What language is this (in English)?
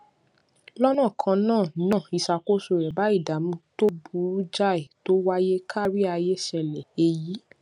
Yoruba